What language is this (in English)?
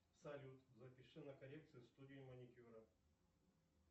Russian